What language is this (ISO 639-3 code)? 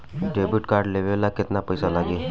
bho